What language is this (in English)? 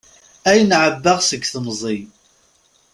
Kabyle